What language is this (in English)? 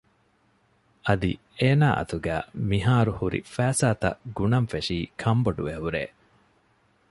Divehi